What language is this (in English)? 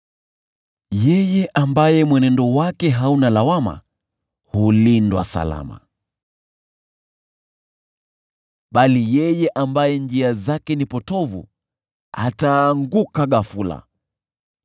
Swahili